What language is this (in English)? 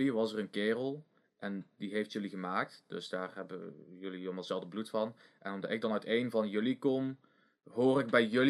Dutch